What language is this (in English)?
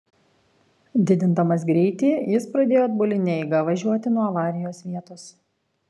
Lithuanian